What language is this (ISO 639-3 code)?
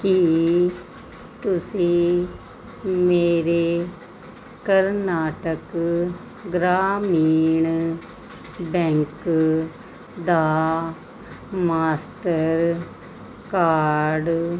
pan